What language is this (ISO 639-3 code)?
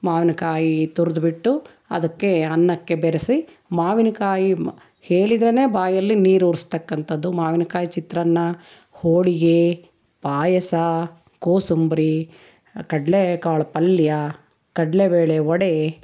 kan